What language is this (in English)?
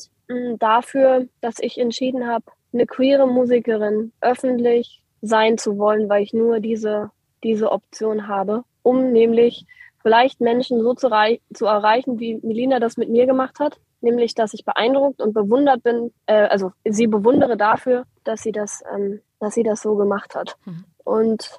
German